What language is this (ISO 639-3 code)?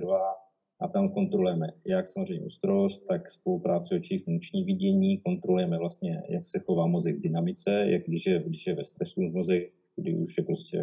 ces